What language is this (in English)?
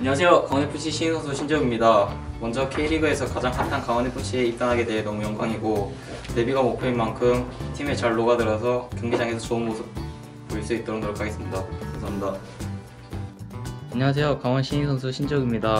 Korean